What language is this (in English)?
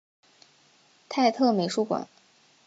Chinese